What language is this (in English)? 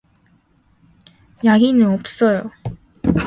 Korean